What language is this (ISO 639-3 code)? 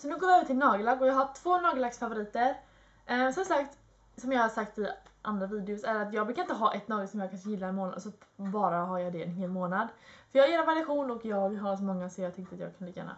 swe